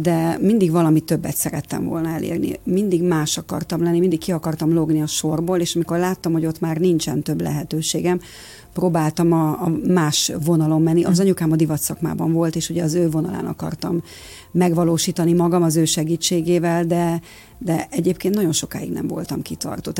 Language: Hungarian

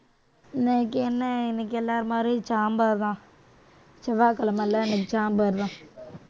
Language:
Tamil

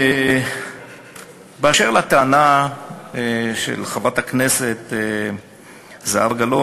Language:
Hebrew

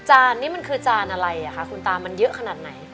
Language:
Thai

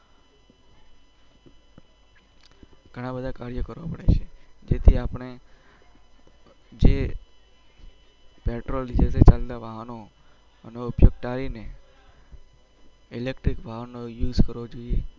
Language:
Gujarati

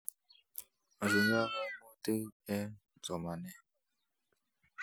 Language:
Kalenjin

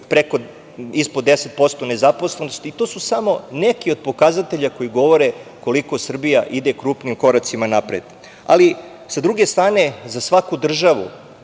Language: Serbian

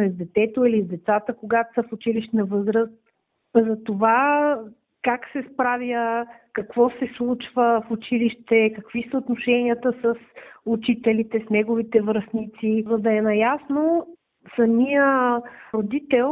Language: Bulgarian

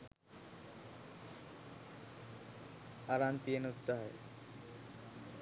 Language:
Sinhala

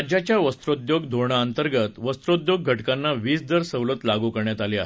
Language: Marathi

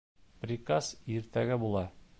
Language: Bashkir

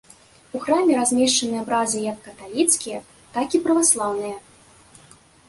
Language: Belarusian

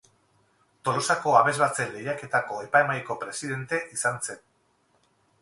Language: Basque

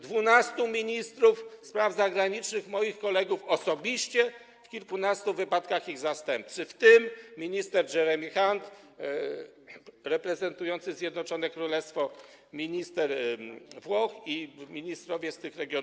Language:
Polish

